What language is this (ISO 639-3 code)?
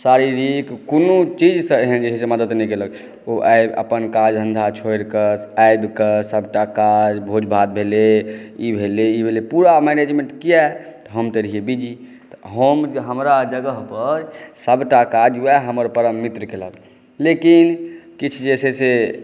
mai